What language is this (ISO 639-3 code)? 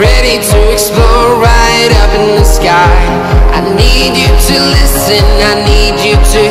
ind